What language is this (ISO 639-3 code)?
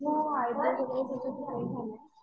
mar